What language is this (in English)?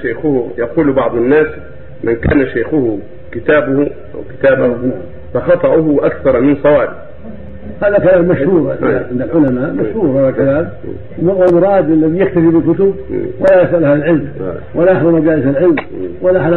Arabic